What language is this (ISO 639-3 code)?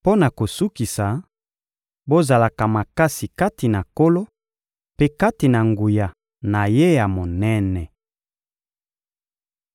lin